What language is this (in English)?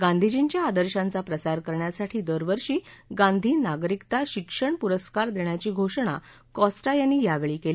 Marathi